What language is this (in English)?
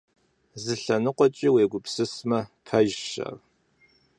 Kabardian